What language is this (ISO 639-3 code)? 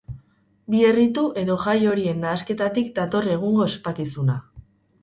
eus